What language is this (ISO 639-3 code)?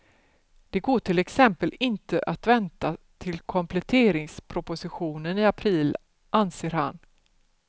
swe